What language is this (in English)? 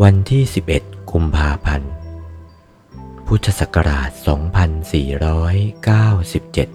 Thai